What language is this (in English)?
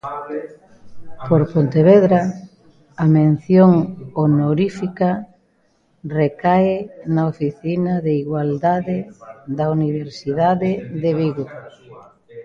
Galician